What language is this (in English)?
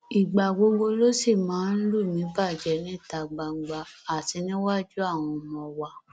Yoruba